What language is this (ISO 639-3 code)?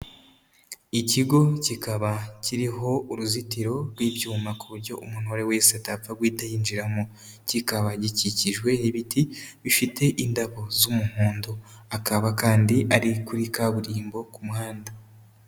kin